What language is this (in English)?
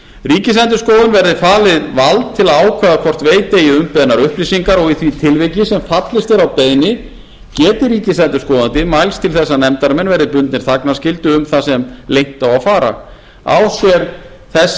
Icelandic